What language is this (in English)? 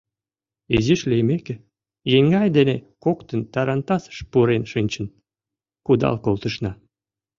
Mari